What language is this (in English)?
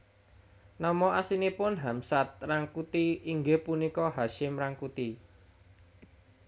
Javanese